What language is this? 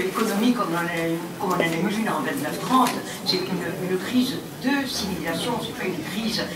French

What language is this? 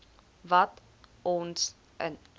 Afrikaans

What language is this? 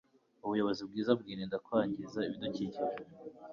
Kinyarwanda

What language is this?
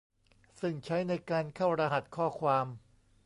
Thai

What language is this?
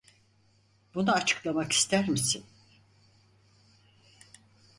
Turkish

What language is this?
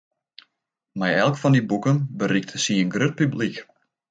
Western Frisian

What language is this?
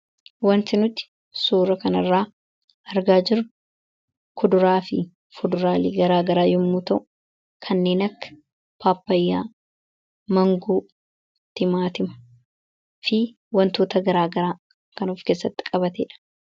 Oromo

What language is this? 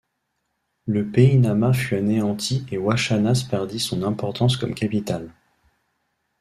French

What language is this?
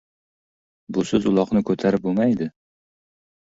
Uzbek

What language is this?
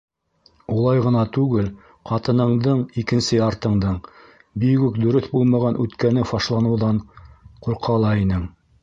Bashkir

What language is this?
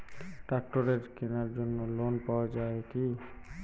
Bangla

